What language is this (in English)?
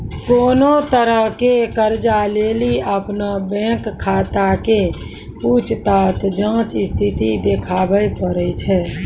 Maithili